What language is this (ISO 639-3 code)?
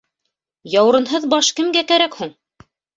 bak